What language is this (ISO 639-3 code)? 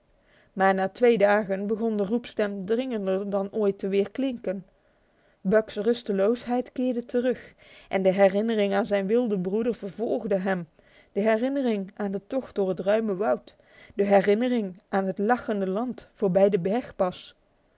nld